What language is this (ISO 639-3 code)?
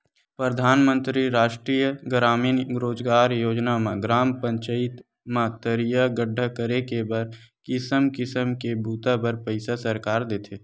hne